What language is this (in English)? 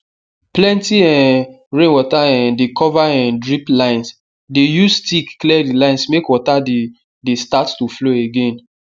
Nigerian Pidgin